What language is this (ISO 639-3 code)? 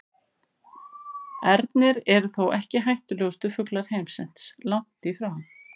isl